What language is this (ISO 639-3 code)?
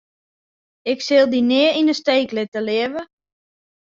fry